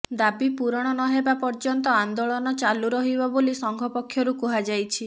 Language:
Odia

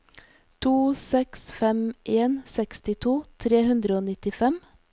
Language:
Norwegian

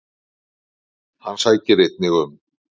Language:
Icelandic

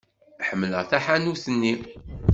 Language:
Kabyle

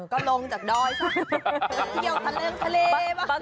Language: Thai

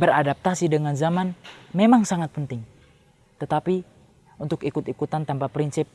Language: Indonesian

